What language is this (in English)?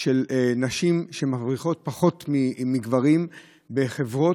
Hebrew